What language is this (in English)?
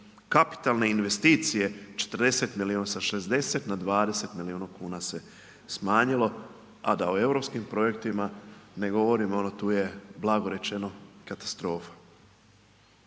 Croatian